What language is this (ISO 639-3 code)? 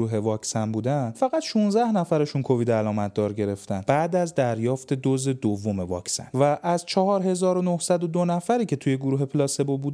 fas